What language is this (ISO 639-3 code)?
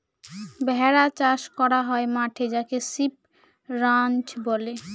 ben